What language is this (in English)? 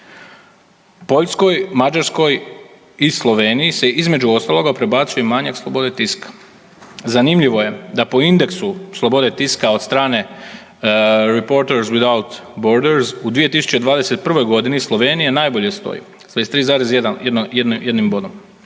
Croatian